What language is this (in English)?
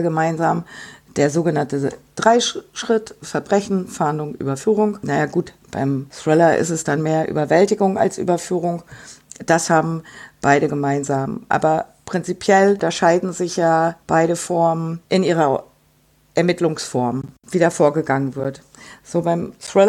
German